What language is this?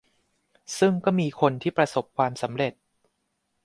Thai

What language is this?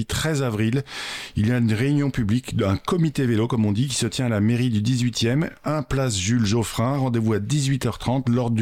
French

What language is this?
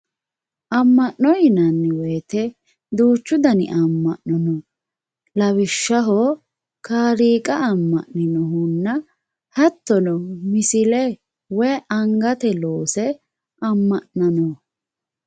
Sidamo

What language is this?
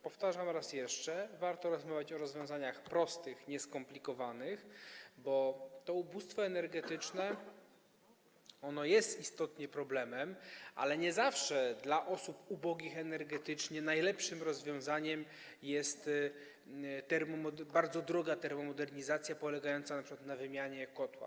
Polish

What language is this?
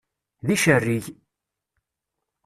Kabyle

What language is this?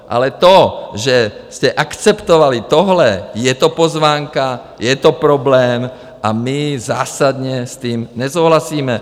Czech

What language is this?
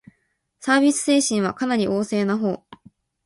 Japanese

